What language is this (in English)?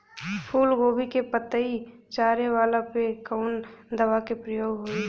Bhojpuri